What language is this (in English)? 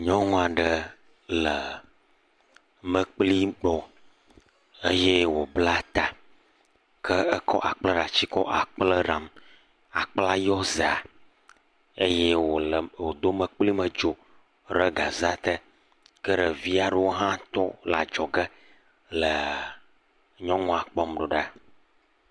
Ewe